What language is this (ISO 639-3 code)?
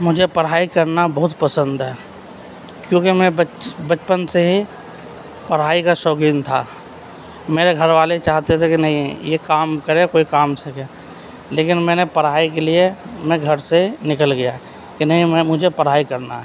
urd